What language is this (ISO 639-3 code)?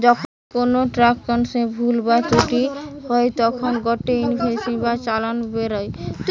ben